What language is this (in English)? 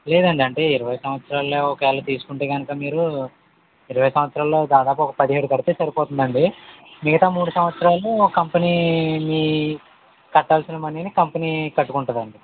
Telugu